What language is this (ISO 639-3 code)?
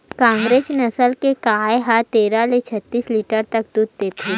hne